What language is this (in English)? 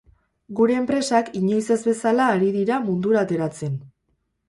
Basque